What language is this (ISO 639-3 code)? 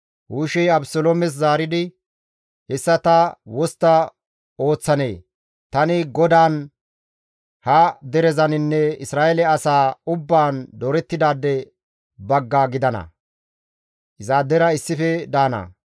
gmv